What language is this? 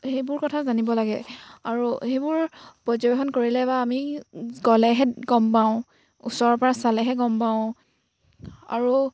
Assamese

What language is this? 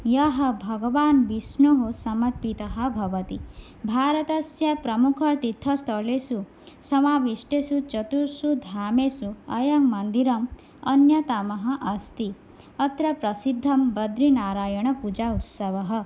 Sanskrit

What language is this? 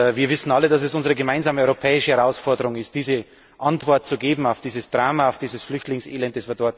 German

